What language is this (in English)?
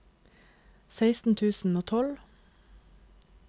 Norwegian